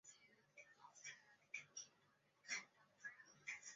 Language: Chinese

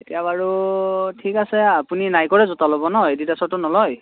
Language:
Assamese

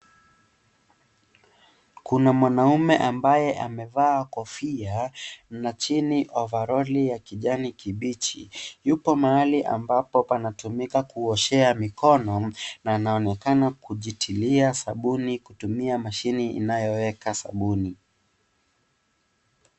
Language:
Swahili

